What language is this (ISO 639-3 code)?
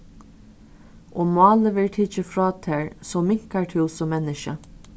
fao